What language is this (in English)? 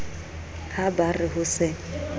Southern Sotho